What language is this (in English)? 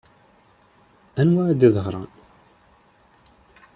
Kabyle